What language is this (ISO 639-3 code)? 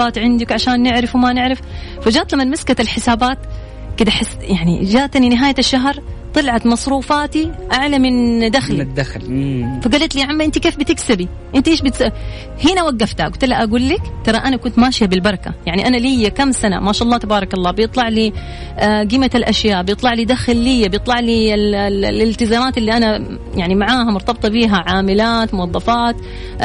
ara